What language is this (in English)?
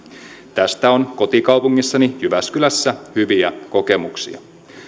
Finnish